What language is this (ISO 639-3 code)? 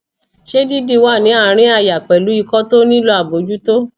yor